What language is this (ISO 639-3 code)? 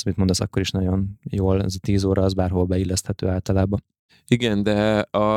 hun